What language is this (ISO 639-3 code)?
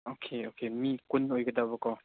mni